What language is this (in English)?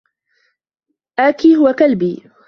Arabic